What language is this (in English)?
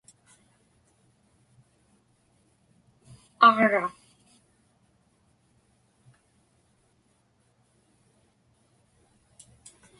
Inupiaq